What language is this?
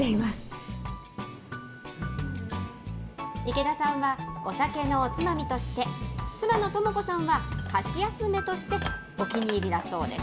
Japanese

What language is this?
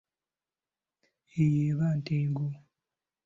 Ganda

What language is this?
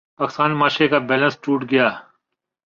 Urdu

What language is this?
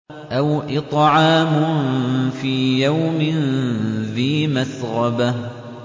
Arabic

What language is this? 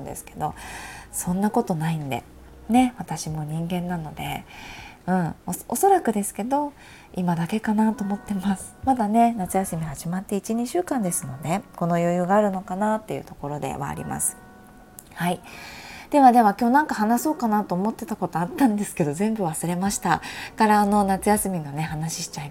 Japanese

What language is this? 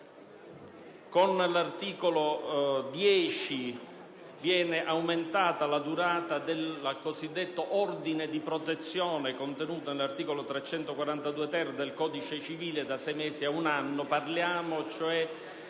Italian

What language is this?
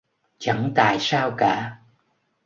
Vietnamese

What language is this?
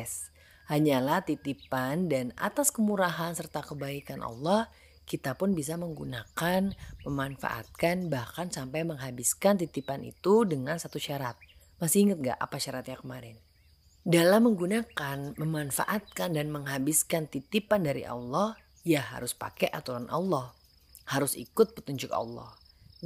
Indonesian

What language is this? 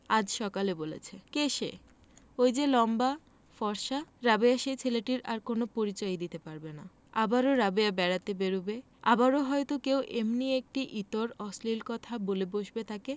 Bangla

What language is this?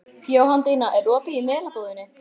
Icelandic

